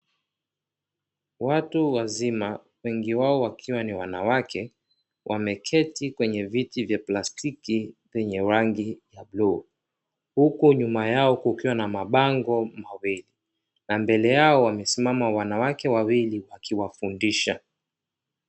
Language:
Swahili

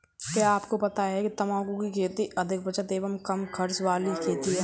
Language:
Hindi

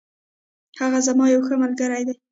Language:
Pashto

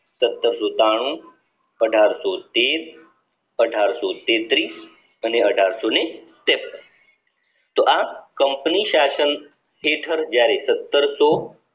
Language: Gujarati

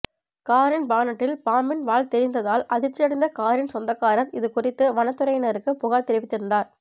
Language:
Tamil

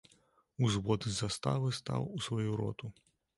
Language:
Belarusian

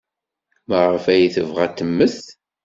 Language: Kabyle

